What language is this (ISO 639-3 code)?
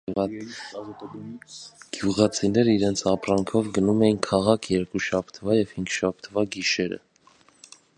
hye